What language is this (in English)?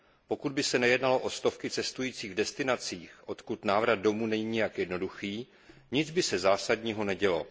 Czech